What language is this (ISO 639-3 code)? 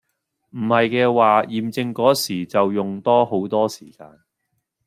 yue